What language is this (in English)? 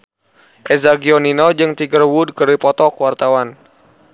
Sundanese